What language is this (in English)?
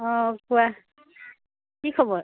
Assamese